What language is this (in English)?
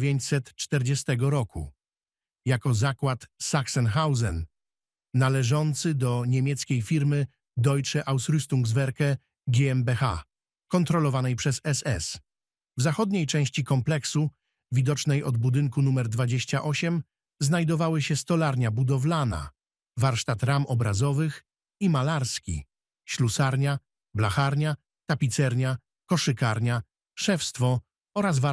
Polish